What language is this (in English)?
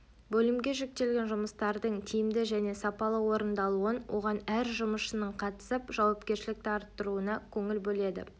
Kazakh